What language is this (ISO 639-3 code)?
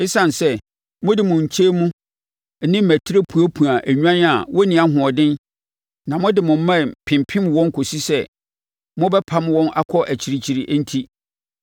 aka